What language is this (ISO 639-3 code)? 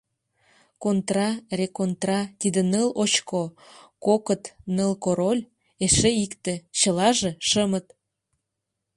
chm